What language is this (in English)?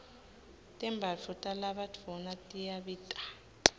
Swati